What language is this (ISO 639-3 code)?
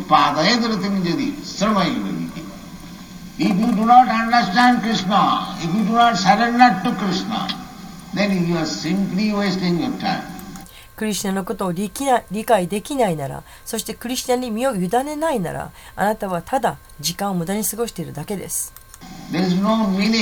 jpn